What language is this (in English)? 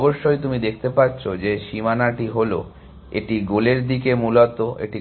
Bangla